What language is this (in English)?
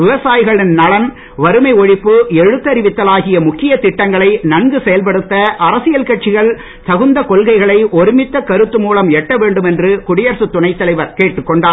Tamil